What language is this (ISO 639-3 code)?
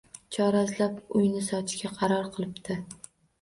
uzb